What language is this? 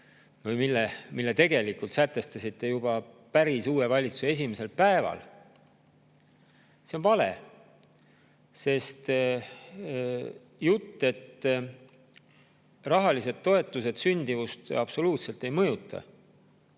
Estonian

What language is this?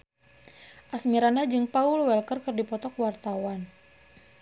Sundanese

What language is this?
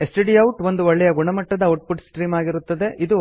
Kannada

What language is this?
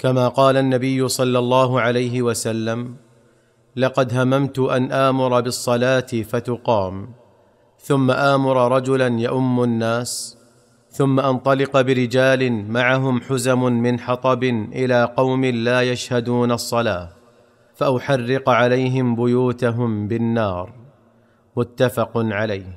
Arabic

